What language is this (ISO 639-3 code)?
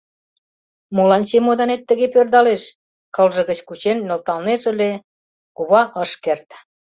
chm